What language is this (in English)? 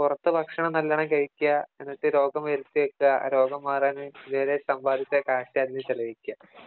Malayalam